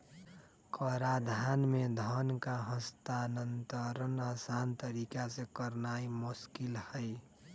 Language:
Magahi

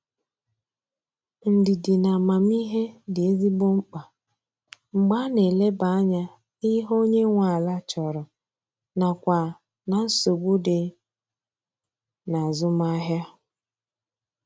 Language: Igbo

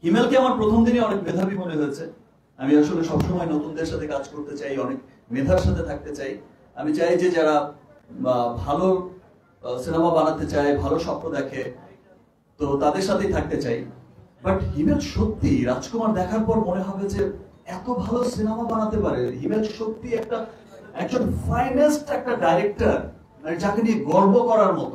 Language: Bangla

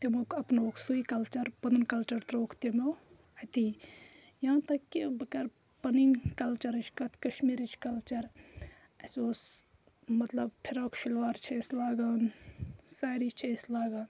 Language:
Kashmiri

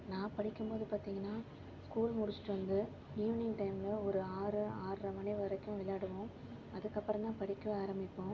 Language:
Tamil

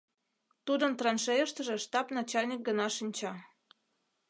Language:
Mari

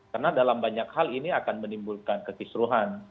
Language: Indonesian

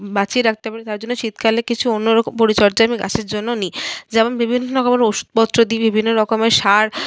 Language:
Bangla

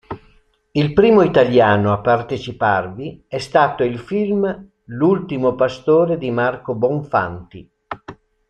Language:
Italian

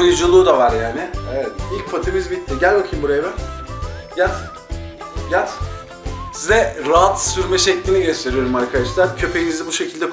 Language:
Turkish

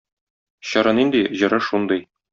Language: Tatar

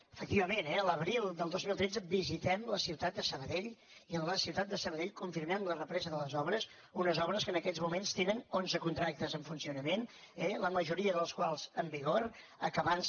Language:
Catalan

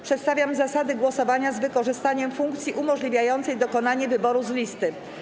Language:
Polish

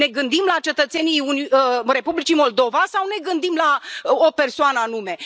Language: Romanian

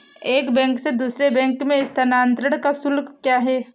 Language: Hindi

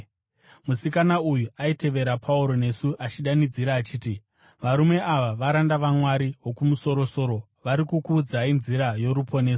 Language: Shona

